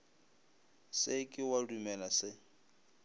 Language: Northern Sotho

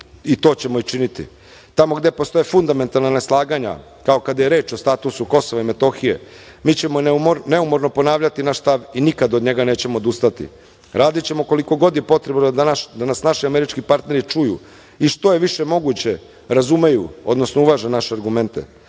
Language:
Serbian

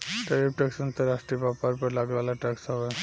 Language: Bhojpuri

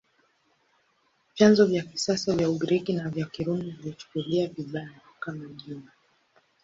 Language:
Swahili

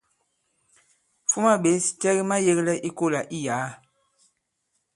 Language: Bankon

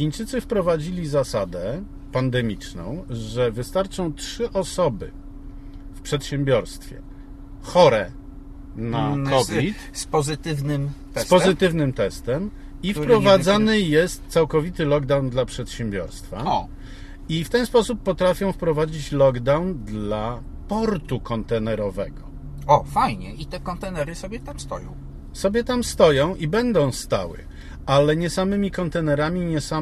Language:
Polish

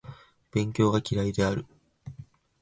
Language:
Japanese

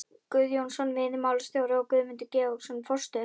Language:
Icelandic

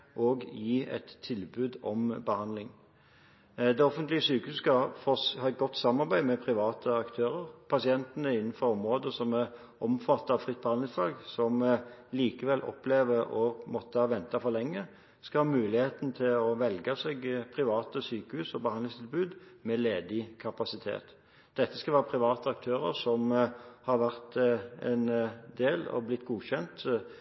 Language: Norwegian Bokmål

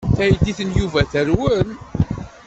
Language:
Kabyle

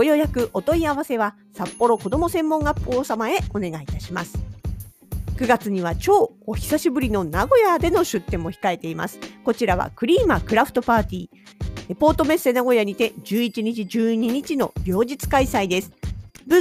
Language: Japanese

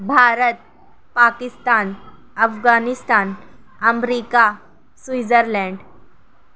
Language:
Urdu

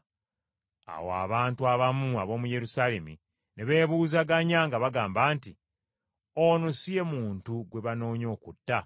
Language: Ganda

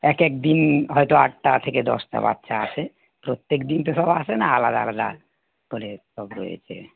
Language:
Bangla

